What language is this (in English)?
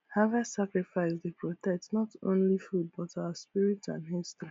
Nigerian Pidgin